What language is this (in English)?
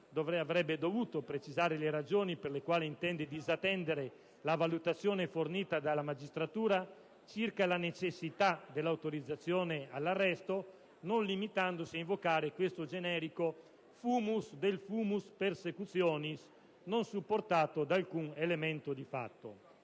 Italian